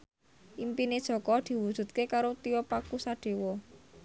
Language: Javanese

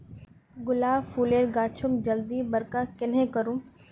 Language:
Magahi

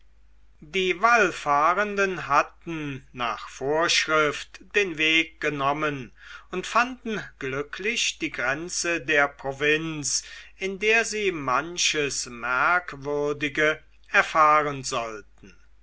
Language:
German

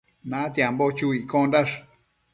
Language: Matsés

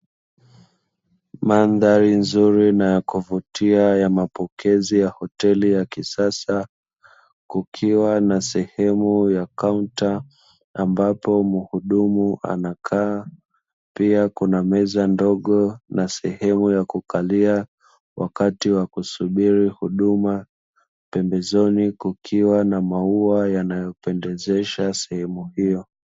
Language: Swahili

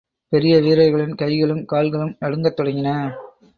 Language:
Tamil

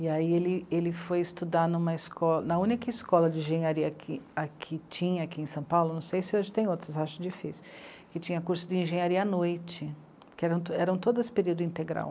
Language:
Portuguese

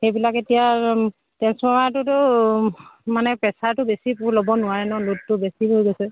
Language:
Assamese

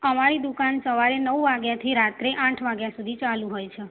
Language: Gujarati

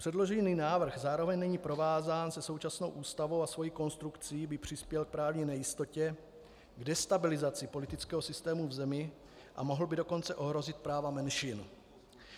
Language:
Czech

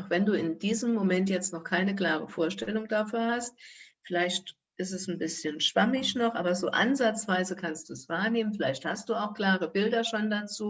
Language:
German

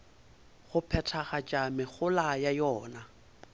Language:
Northern Sotho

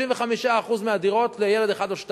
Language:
Hebrew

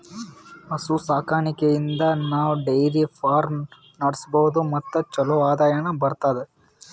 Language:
Kannada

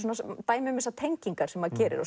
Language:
Icelandic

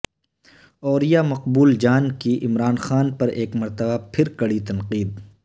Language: Urdu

